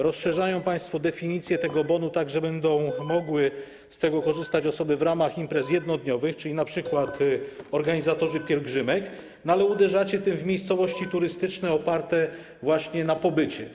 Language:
Polish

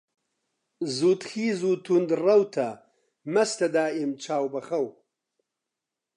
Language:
Central Kurdish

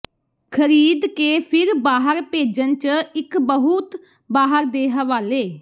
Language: Punjabi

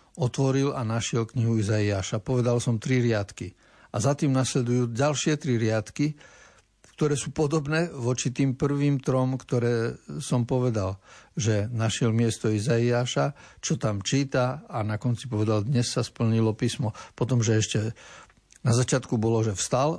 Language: Slovak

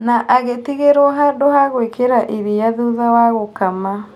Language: Kikuyu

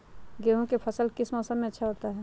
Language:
Magahi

